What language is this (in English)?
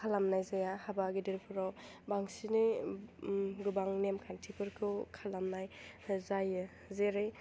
Bodo